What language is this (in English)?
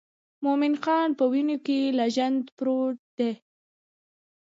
Pashto